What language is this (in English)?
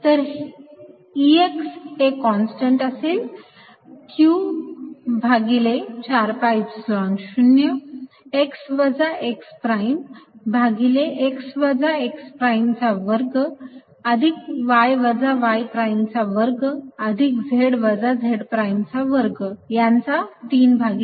Marathi